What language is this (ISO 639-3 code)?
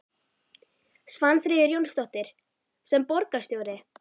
isl